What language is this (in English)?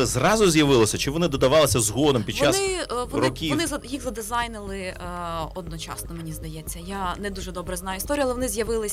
Ukrainian